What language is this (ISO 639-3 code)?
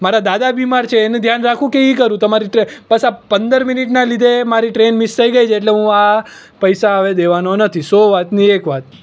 guj